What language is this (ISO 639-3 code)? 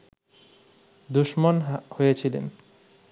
ben